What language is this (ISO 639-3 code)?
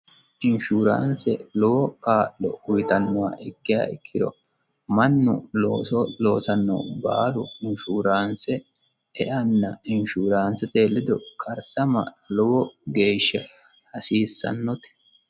sid